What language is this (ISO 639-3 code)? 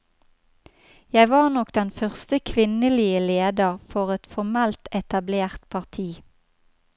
nor